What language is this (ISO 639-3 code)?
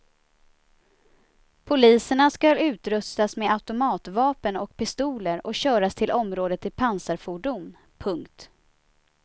swe